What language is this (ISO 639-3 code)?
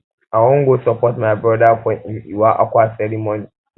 pcm